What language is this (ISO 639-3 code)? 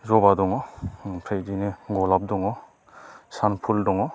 brx